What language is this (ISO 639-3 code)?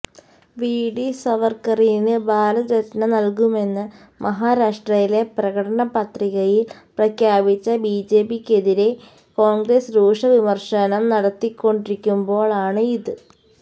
mal